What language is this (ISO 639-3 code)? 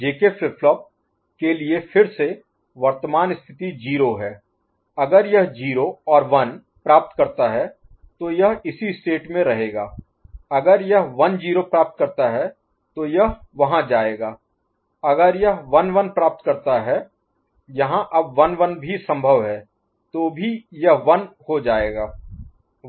hin